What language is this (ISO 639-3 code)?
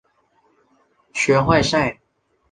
zho